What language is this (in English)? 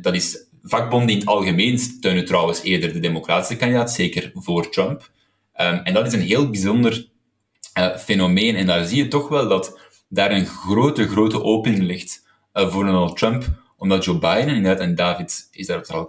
Dutch